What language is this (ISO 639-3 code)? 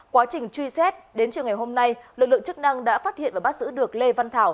vie